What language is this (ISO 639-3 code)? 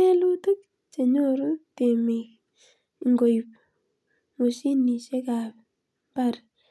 kln